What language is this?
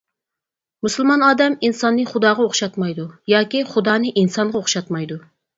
Uyghur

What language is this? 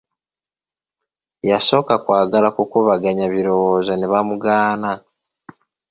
Ganda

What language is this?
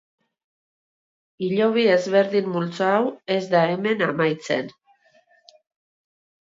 Basque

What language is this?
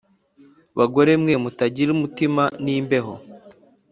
Kinyarwanda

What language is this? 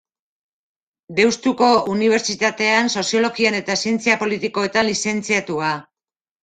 Basque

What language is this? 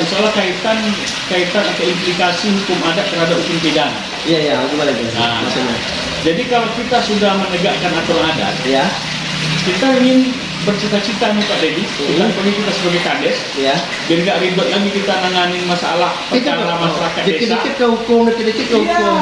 Indonesian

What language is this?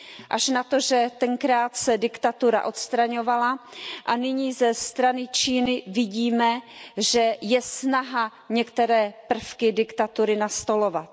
Czech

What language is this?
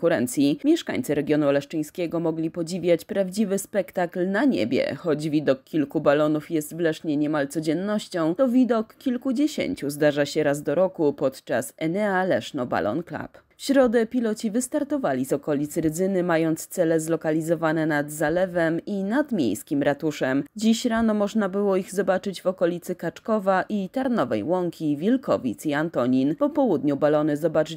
Polish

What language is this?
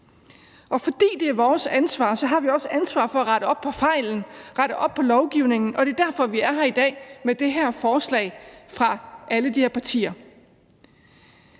Danish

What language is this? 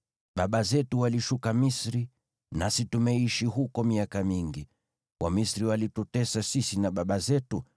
Swahili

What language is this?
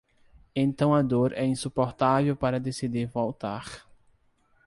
Portuguese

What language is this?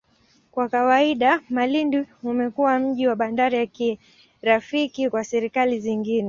Swahili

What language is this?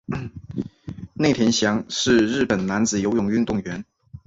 Chinese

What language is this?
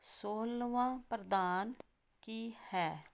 Punjabi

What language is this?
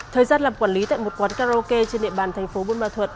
Vietnamese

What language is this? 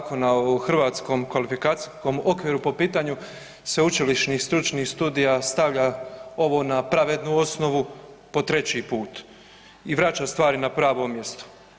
Croatian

